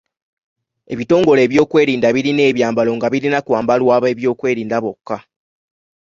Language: Ganda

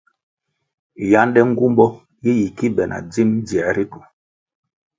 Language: Kwasio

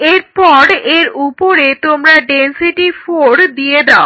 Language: Bangla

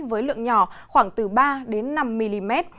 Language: Vietnamese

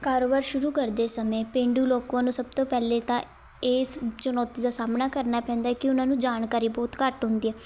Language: Punjabi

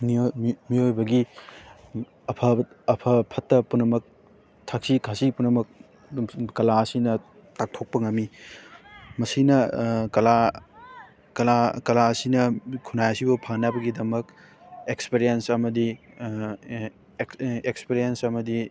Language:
Manipuri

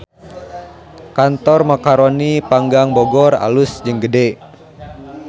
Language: Sundanese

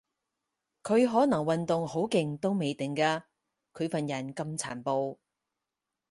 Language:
Cantonese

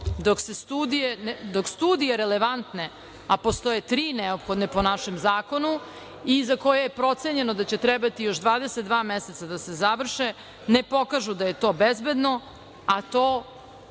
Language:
Serbian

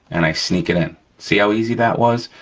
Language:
English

